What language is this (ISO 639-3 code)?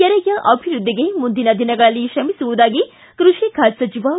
kan